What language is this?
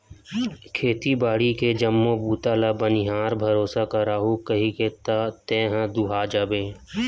Chhattisgarhi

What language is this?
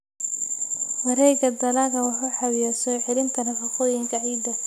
Somali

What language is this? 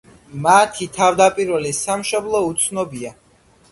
Georgian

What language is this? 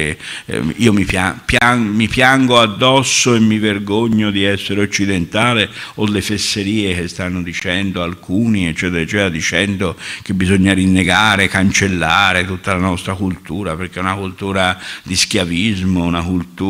Italian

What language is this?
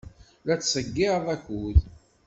Kabyle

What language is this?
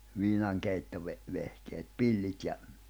Finnish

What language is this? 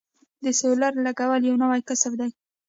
Pashto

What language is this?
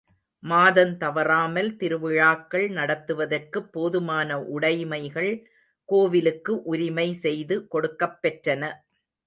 Tamil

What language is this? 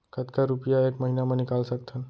Chhattisgarhi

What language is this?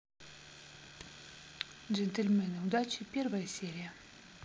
Russian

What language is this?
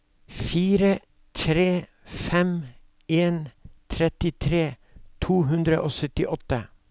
Norwegian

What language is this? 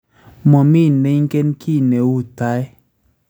Kalenjin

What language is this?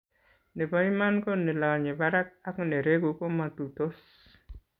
Kalenjin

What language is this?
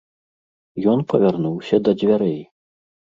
Belarusian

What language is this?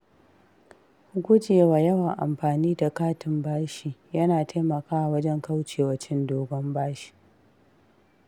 Hausa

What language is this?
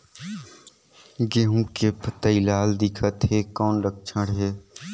Chhattisgarhi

